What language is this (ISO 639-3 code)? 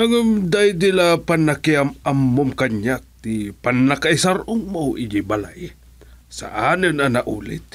fil